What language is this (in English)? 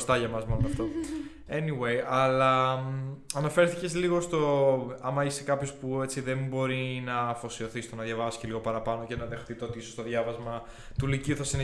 Greek